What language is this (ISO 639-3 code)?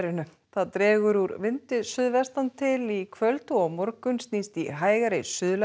isl